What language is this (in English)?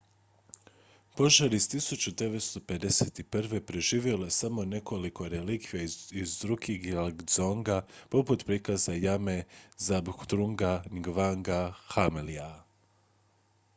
Croatian